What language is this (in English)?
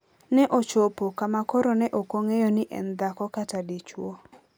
Luo (Kenya and Tanzania)